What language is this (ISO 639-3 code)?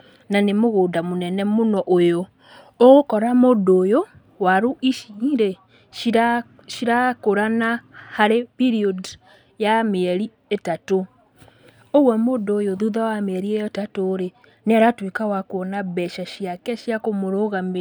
kik